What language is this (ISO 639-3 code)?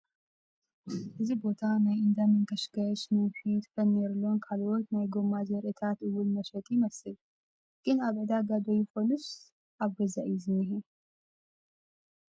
tir